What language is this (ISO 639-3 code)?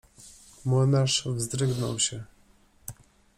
pol